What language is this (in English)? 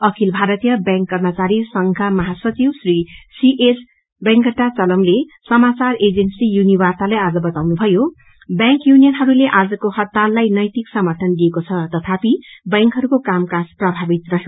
Nepali